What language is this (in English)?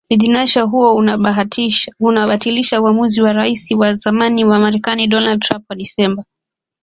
Swahili